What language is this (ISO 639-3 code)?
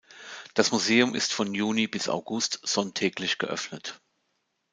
deu